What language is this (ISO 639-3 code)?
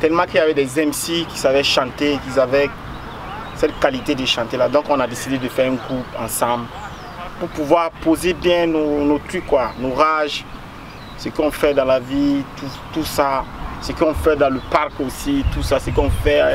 fra